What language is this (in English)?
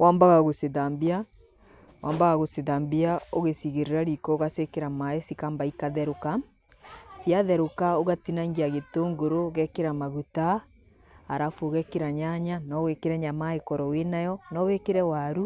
Kikuyu